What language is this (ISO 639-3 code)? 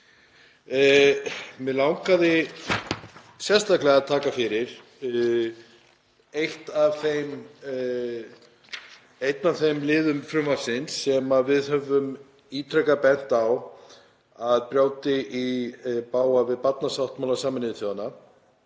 isl